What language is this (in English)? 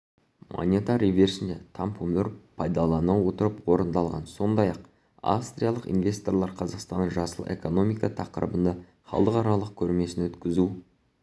Kazakh